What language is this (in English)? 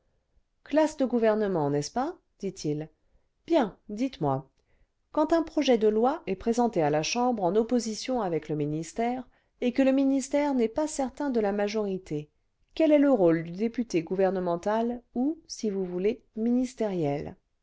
French